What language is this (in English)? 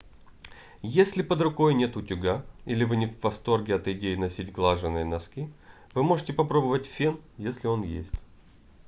Russian